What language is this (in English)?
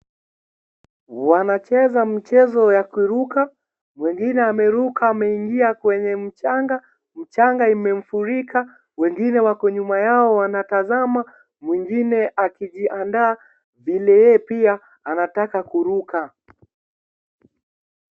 Swahili